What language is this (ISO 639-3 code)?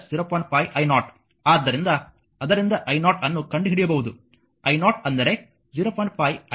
kan